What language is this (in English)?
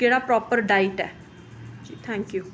Dogri